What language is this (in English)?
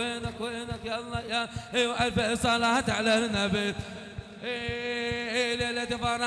Arabic